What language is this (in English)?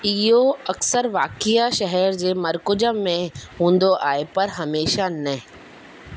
Sindhi